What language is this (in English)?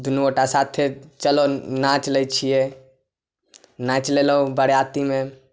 Maithili